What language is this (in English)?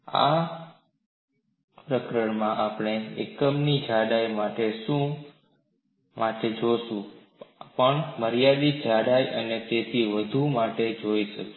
Gujarati